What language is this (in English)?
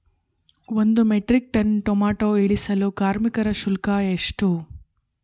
Kannada